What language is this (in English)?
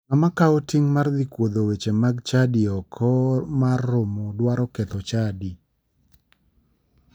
Luo (Kenya and Tanzania)